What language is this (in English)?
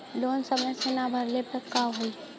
Bhojpuri